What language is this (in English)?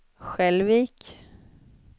Swedish